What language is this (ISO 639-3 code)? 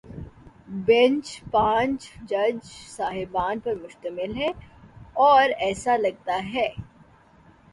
urd